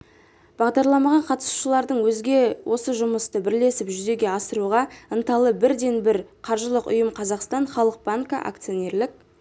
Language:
Kazakh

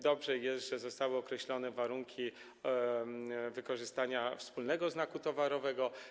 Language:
Polish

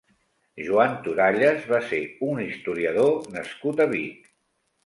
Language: Catalan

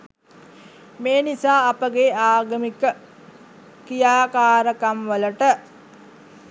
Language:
Sinhala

